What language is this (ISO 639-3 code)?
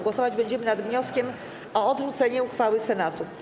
pol